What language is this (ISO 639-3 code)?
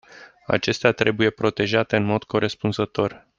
ron